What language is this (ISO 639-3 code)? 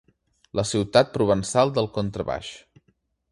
cat